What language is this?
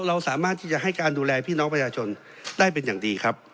Thai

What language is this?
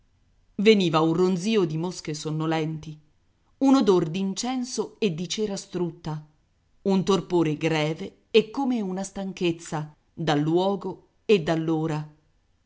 Italian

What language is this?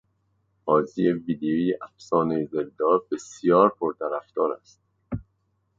Persian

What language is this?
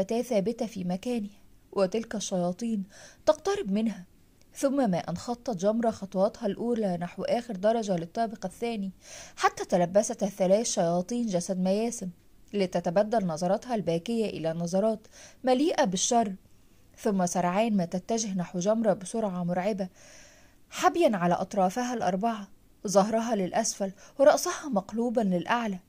Arabic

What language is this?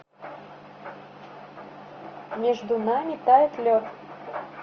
Russian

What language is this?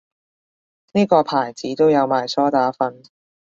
Cantonese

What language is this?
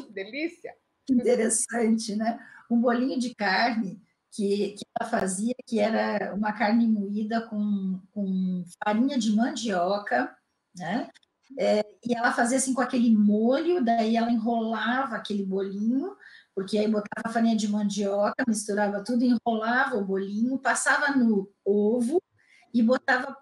Portuguese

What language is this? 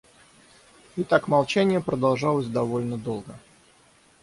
Russian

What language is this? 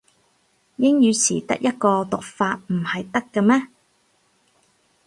Cantonese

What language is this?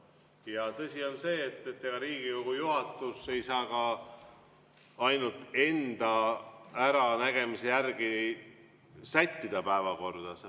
Estonian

